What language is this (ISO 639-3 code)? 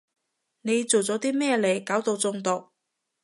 yue